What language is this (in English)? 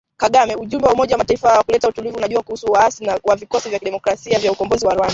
Swahili